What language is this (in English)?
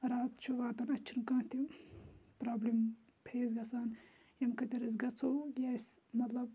Kashmiri